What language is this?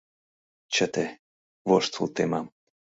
Mari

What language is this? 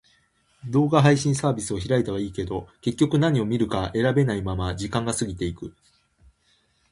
Japanese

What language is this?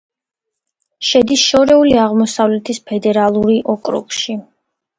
Georgian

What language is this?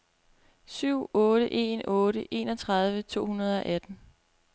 Danish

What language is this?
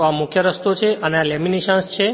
Gujarati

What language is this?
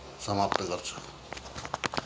Nepali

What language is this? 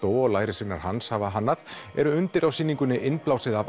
Icelandic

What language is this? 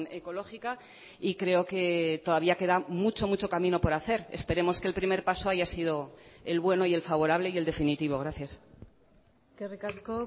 Spanish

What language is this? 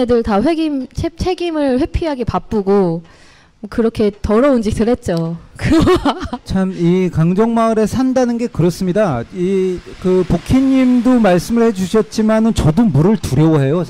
Korean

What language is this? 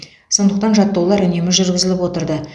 Kazakh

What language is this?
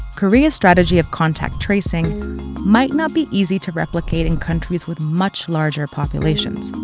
English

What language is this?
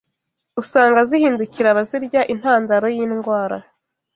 Kinyarwanda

